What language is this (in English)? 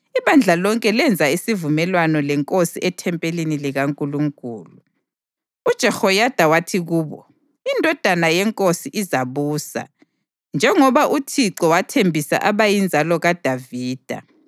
North Ndebele